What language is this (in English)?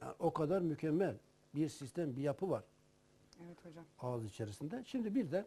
Turkish